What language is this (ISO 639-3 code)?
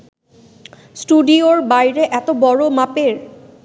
ben